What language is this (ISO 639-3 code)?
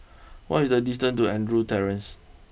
eng